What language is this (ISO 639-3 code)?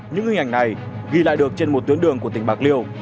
vie